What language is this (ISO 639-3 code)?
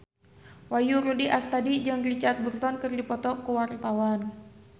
sun